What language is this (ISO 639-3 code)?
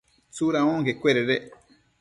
mcf